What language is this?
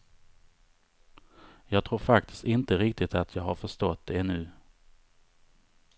Swedish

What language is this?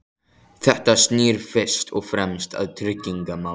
Icelandic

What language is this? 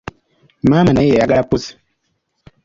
Ganda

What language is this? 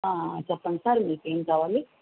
Telugu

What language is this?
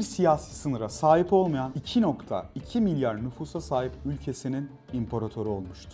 Turkish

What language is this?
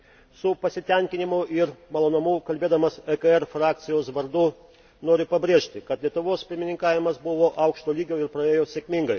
Lithuanian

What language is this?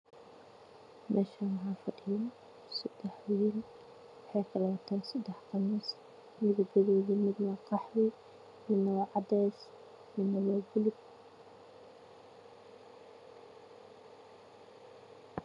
Somali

